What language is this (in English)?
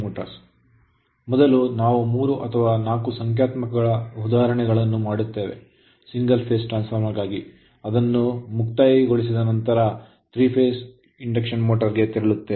Kannada